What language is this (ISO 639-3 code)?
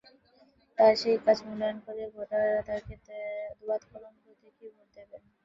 ben